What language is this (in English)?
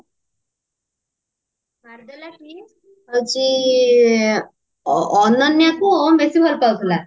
Odia